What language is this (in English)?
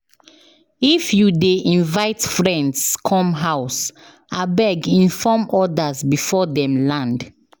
Nigerian Pidgin